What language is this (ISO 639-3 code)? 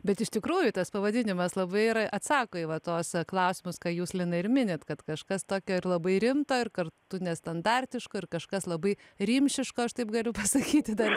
lit